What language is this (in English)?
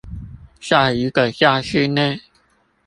Chinese